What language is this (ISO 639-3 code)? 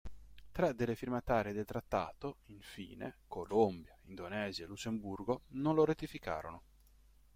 ita